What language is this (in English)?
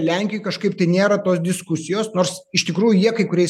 Lithuanian